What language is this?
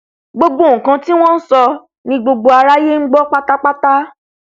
Yoruba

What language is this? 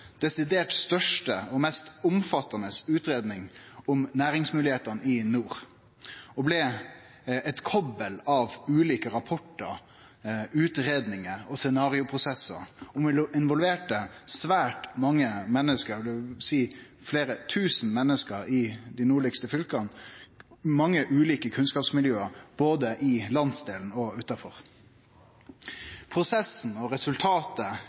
Norwegian Nynorsk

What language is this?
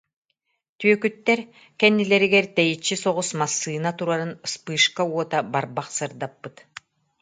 Yakut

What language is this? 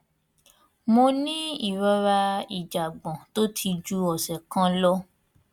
Yoruba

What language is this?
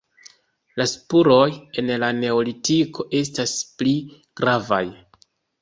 Esperanto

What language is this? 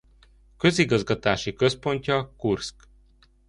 Hungarian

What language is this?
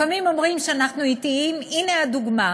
Hebrew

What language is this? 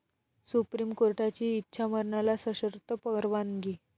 Marathi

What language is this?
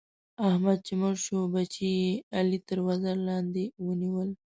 Pashto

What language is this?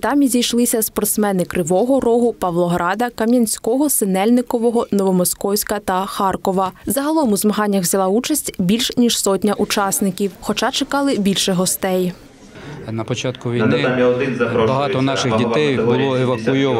Ukrainian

